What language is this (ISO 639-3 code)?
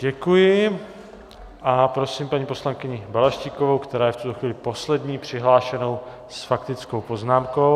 ces